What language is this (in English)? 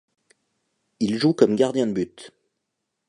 French